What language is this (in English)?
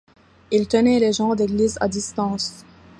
French